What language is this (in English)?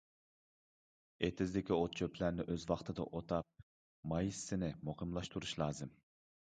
Uyghur